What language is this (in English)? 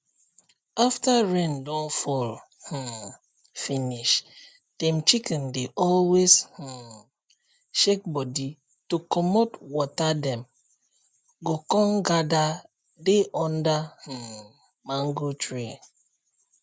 Nigerian Pidgin